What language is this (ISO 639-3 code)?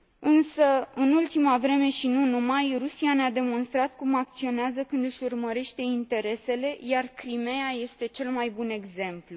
ron